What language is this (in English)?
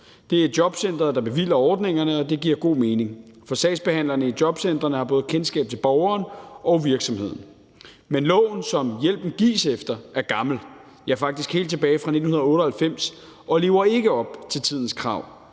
Danish